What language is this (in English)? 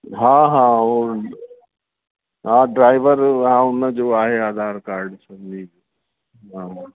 Sindhi